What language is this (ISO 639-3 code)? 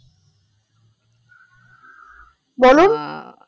ben